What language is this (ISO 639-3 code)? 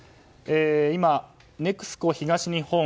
jpn